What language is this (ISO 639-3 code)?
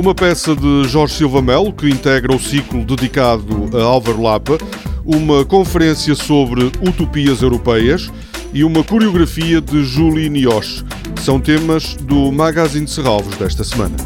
por